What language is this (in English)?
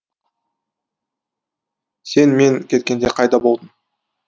Kazakh